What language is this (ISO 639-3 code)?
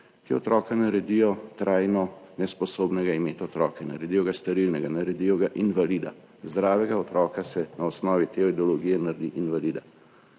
slv